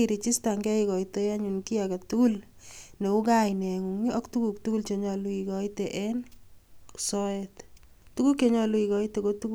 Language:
Kalenjin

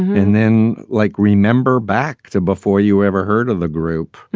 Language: English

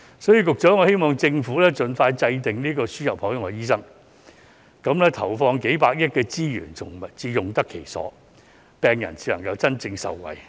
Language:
Cantonese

